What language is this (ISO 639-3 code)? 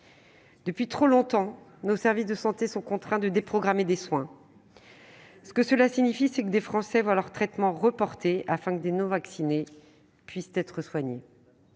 fra